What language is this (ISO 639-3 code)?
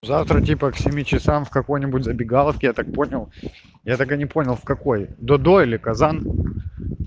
rus